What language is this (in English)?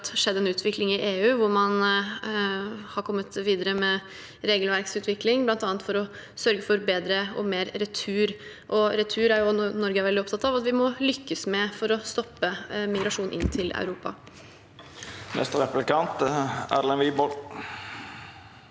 Norwegian